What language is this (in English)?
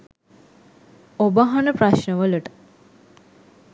Sinhala